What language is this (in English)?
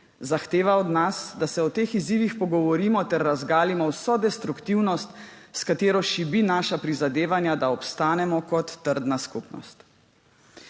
Slovenian